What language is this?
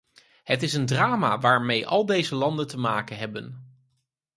Dutch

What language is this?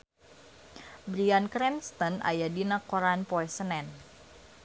Sundanese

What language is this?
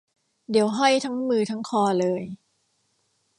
Thai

